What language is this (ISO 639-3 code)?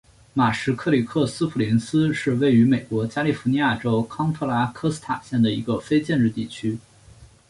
zho